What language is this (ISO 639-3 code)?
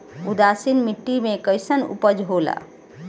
bho